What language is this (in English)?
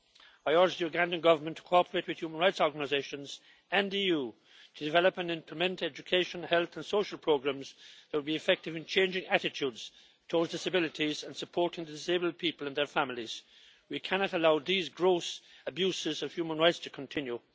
English